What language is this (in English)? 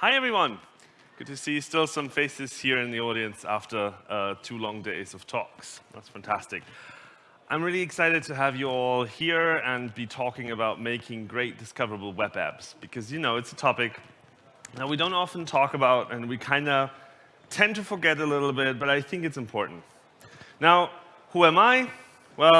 English